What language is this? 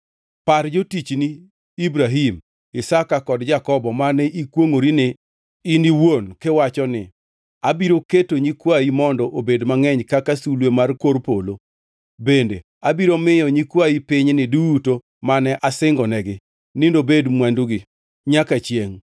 Luo (Kenya and Tanzania)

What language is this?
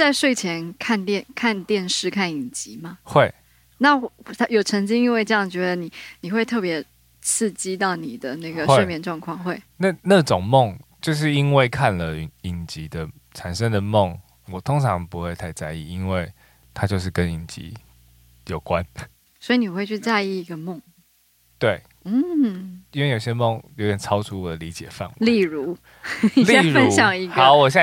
Chinese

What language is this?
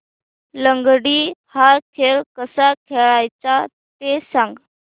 Marathi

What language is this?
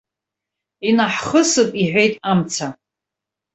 Abkhazian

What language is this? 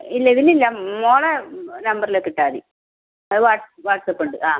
Malayalam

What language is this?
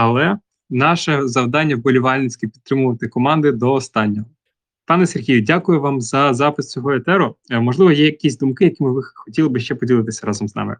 Ukrainian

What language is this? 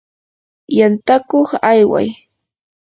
Yanahuanca Pasco Quechua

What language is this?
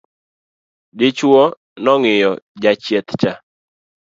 Luo (Kenya and Tanzania)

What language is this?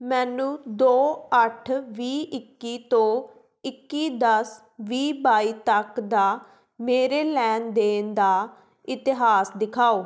Punjabi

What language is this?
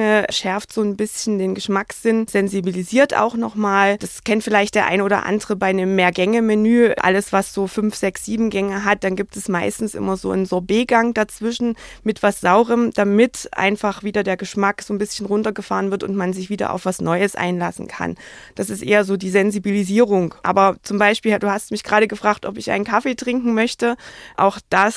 German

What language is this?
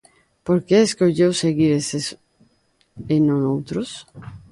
Galician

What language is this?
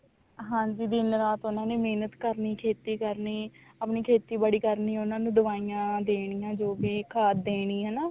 Punjabi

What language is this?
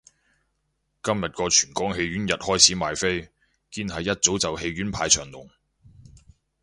Cantonese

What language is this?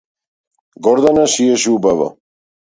Macedonian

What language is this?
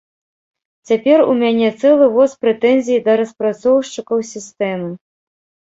Belarusian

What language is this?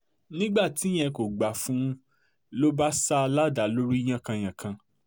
Yoruba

